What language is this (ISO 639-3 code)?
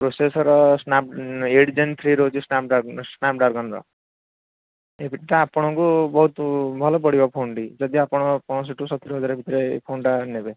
ori